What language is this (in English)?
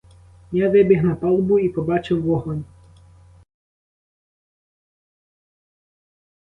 Ukrainian